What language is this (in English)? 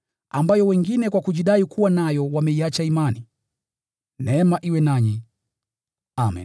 Swahili